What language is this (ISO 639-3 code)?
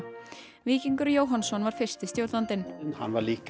isl